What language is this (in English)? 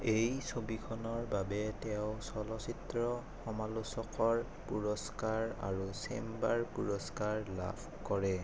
Assamese